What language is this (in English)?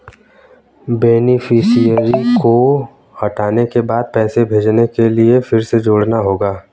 Hindi